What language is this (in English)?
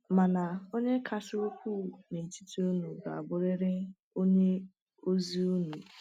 Igbo